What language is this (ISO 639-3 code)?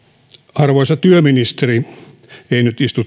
fin